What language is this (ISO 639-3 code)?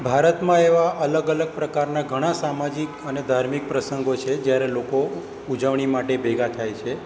guj